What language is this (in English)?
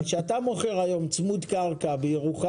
Hebrew